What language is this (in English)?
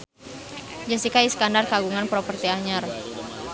Sundanese